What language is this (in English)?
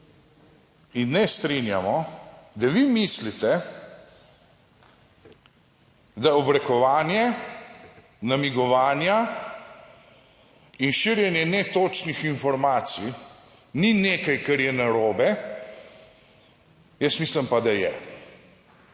Slovenian